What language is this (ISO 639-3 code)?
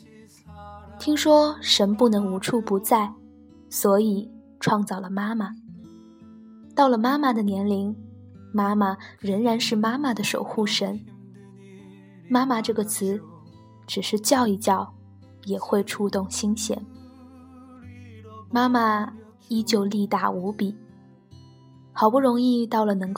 zho